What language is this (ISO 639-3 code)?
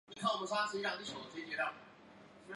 zho